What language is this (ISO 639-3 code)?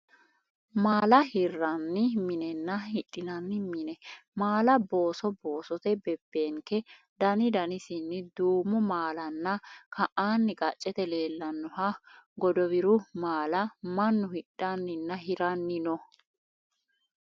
sid